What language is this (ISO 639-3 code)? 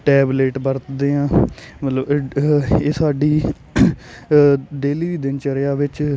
pan